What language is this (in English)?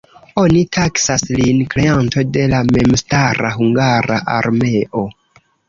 Esperanto